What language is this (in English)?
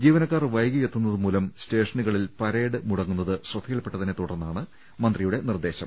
Malayalam